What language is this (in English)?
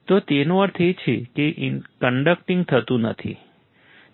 Gujarati